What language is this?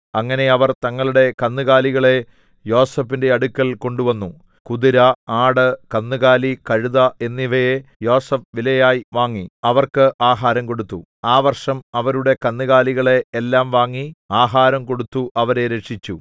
Malayalam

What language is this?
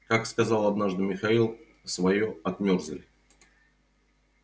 Russian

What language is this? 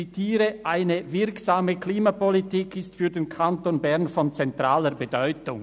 Swiss German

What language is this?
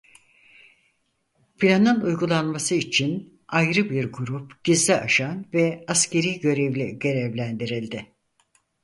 Turkish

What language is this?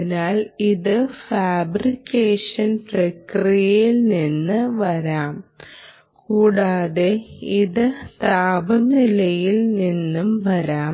Malayalam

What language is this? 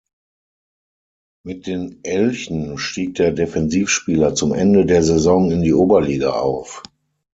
German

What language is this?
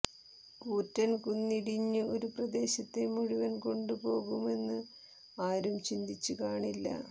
Malayalam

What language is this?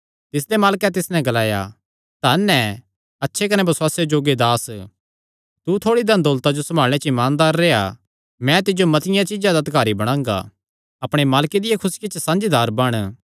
Kangri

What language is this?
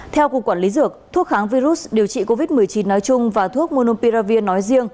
Vietnamese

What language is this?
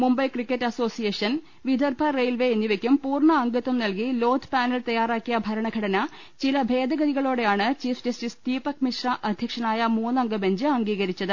Malayalam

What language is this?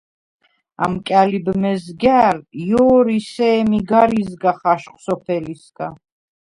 Svan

